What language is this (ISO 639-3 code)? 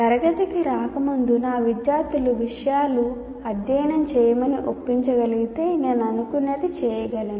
tel